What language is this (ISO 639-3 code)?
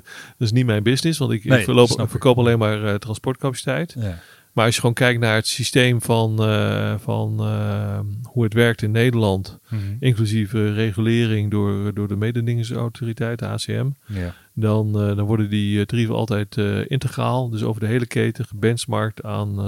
nld